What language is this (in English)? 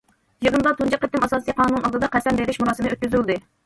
Uyghur